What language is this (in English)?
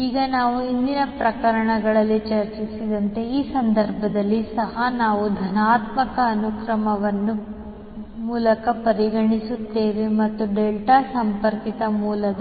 Kannada